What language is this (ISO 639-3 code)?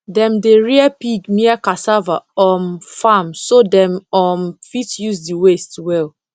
pcm